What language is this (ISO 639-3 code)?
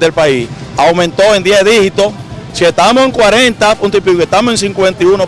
spa